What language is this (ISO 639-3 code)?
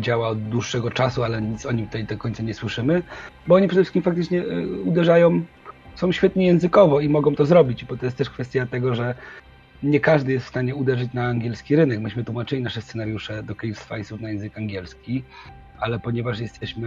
pol